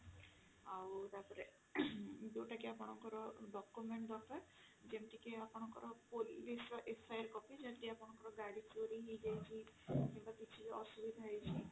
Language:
Odia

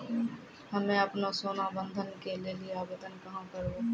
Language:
Maithili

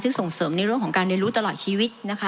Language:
Thai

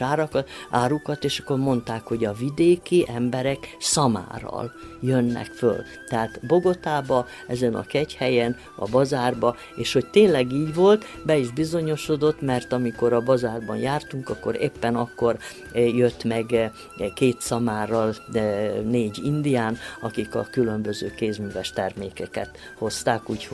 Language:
Hungarian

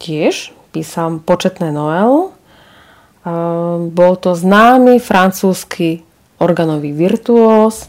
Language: Slovak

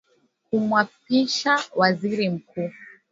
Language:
Swahili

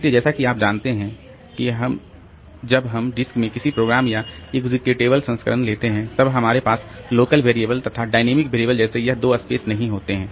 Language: Hindi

